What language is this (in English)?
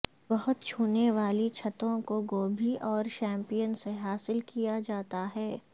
Urdu